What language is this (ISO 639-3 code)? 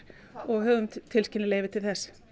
isl